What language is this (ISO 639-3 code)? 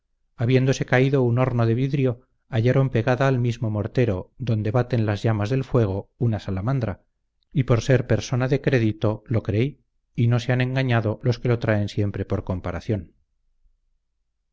spa